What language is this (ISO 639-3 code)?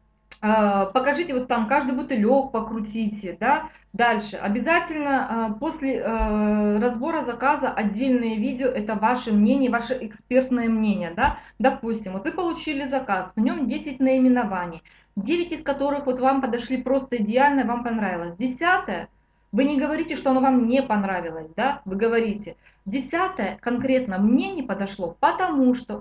rus